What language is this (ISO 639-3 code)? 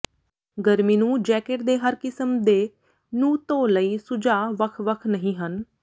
pan